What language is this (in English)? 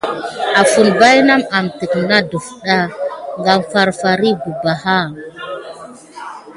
Gidar